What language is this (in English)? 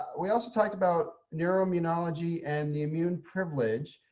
English